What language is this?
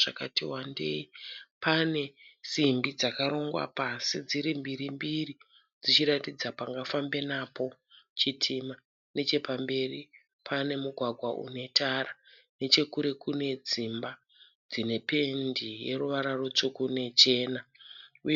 Shona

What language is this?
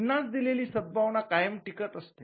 Marathi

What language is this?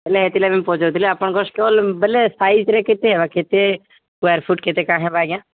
Odia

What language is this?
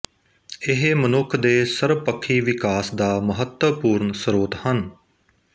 Punjabi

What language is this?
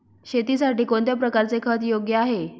Marathi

